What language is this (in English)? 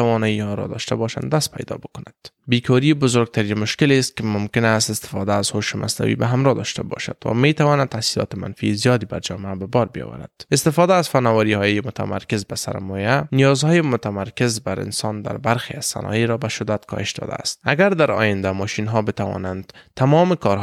Persian